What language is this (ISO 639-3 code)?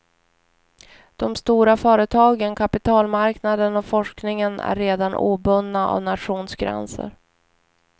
swe